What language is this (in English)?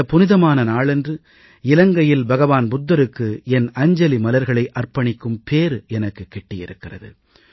Tamil